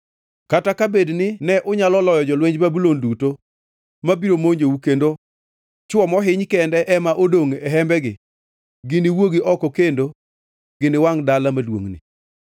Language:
Luo (Kenya and Tanzania)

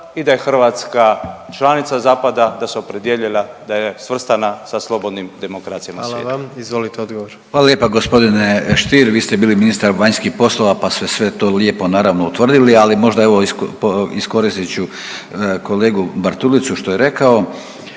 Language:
Croatian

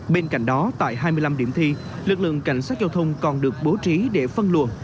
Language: Vietnamese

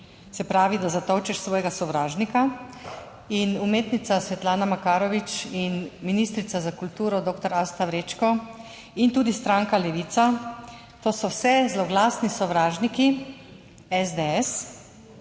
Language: Slovenian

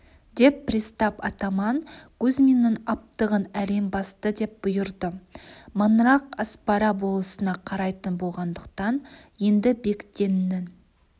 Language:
Kazakh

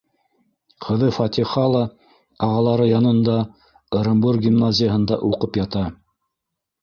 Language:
Bashkir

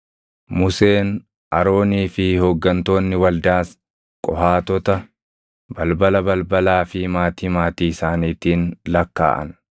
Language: Oromo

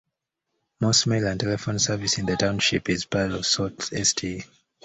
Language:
English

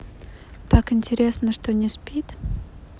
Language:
Russian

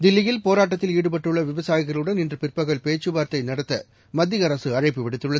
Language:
Tamil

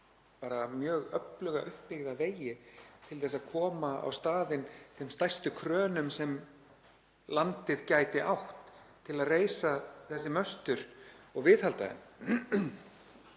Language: Icelandic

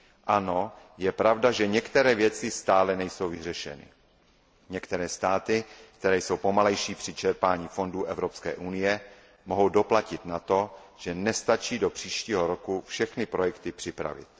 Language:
Czech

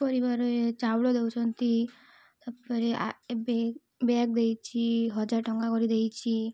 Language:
Odia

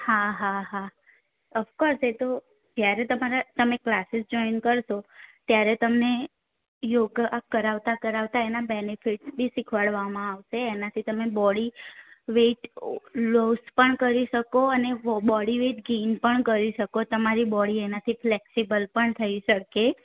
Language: Gujarati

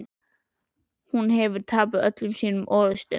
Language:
Icelandic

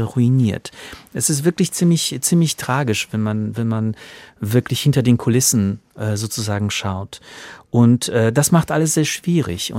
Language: German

